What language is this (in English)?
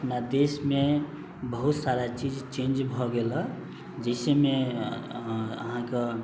Maithili